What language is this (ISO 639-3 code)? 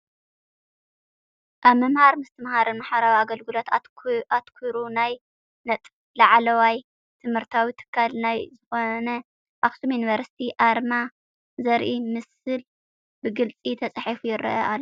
tir